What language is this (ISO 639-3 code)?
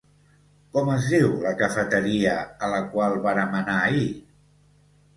cat